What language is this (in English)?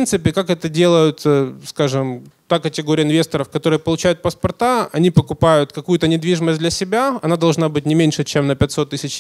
Russian